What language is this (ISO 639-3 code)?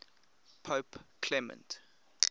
eng